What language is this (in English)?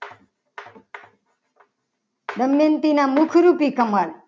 Gujarati